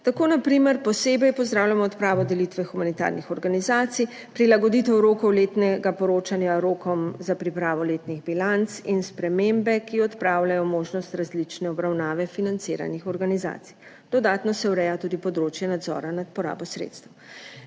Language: Slovenian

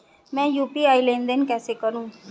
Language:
Hindi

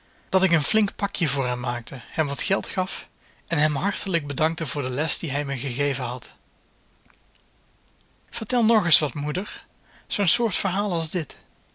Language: Dutch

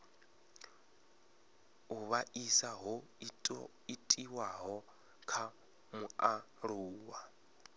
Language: Venda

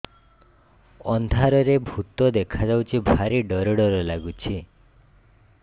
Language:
Odia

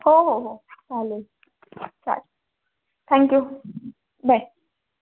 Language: Marathi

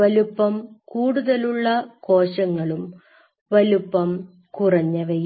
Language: Malayalam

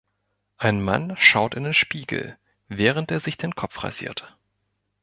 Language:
German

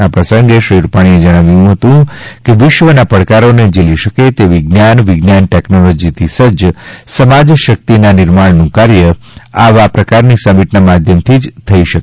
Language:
Gujarati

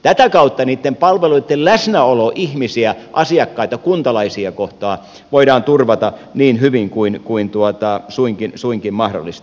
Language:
Finnish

